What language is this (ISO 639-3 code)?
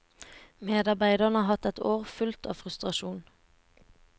nor